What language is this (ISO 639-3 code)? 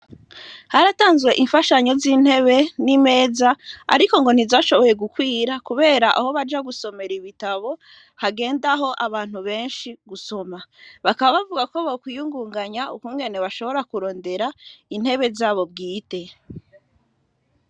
run